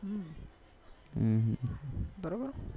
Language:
Gujarati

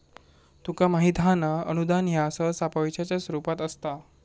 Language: Marathi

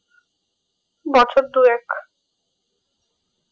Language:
Bangla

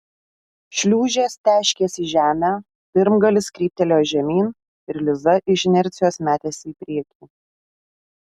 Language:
Lithuanian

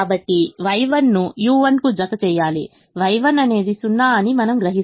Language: Telugu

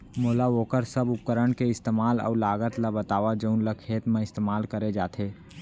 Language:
Chhattisgarhi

